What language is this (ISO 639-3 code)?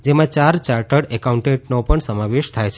guj